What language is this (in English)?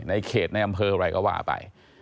Thai